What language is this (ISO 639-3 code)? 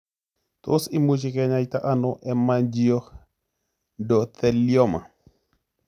kln